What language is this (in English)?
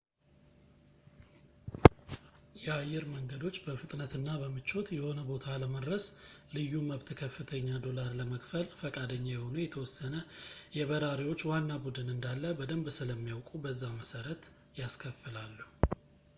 Amharic